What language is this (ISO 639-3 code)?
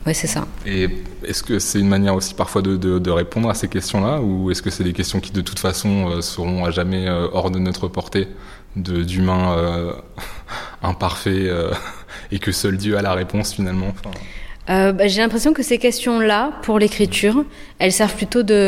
fra